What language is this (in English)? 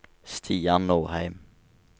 Norwegian